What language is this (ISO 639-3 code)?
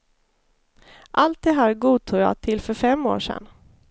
swe